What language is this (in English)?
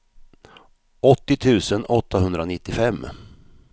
Swedish